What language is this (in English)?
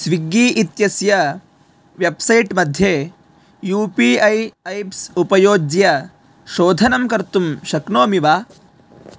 Sanskrit